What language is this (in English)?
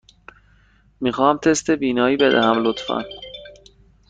Persian